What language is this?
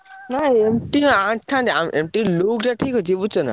Odia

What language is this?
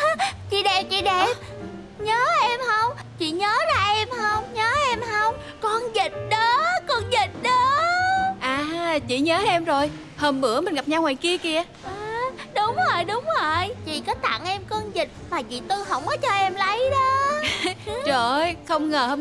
Vietnamese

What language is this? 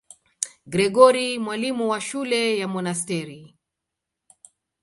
Swahili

